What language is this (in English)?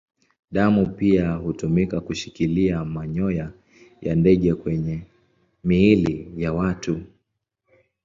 Swahili